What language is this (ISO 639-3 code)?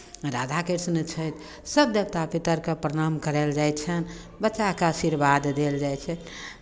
mai